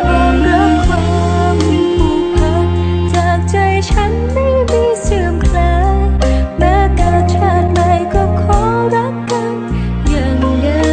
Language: Thai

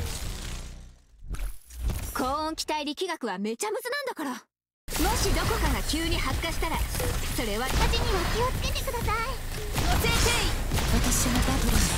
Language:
Japanese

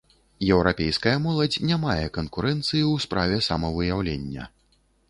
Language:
Belarusian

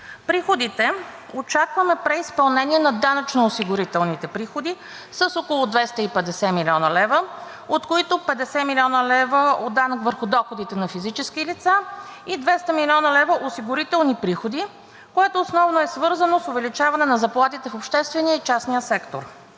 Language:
Bulgarian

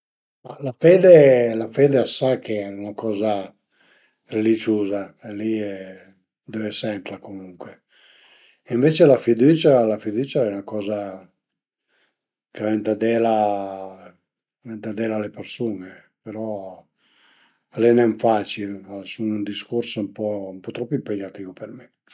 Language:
Piedmontese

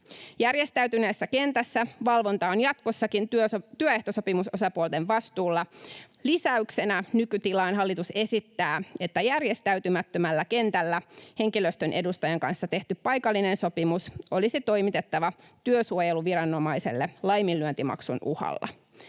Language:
Finnish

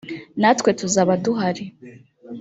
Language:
Kinyarwanda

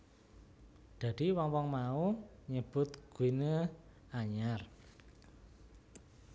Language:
Javanese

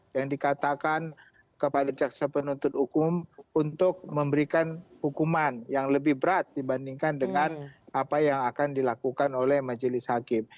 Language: Indonesian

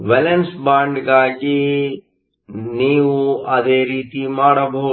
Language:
Kannada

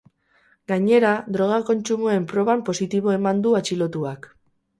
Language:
Basque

